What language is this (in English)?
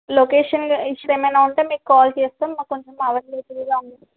Telugu